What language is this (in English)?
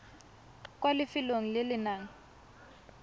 Tswana